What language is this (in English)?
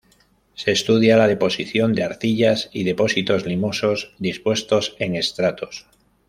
Spanish